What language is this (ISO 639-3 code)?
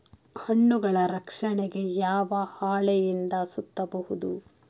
kan